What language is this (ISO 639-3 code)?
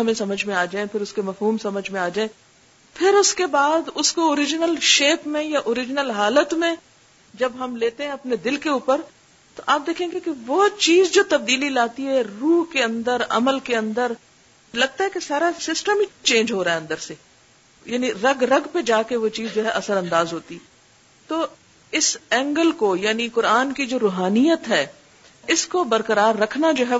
urd